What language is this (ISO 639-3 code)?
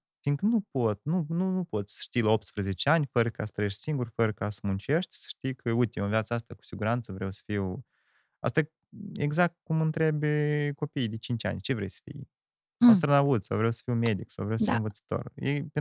ron